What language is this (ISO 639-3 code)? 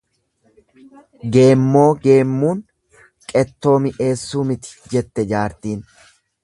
orm